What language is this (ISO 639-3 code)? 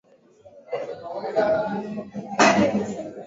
swa